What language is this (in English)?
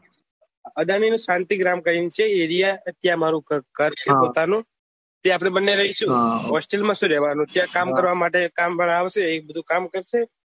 Gujarati